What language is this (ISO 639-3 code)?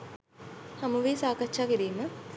sin